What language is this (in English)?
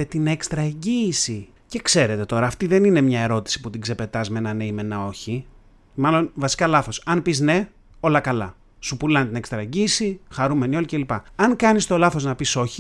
Greek